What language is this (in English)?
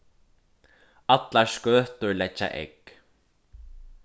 Faroese